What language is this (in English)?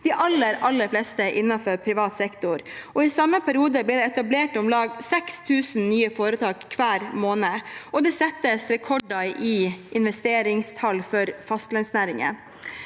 Norwegian